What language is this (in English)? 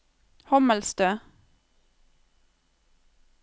Norwegian